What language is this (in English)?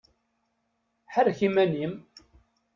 Kabyle